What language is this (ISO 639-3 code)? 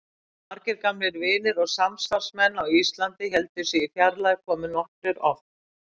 isl